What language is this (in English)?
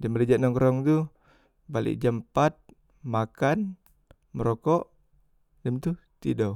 Musi